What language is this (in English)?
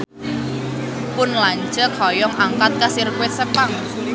Sundanese